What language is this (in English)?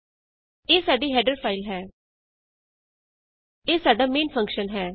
Punjabi